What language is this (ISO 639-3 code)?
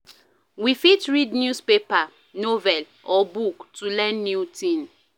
pcm